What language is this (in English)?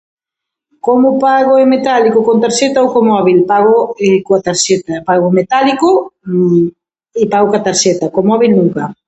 Galician